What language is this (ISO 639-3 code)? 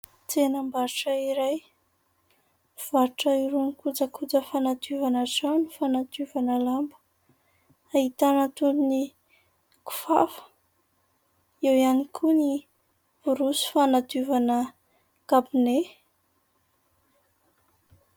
mlg